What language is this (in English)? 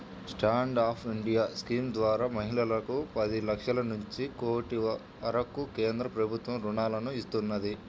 Telugu